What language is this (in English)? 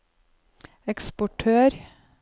Norwegian